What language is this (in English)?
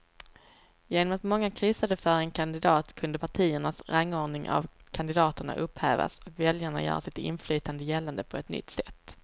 Swedish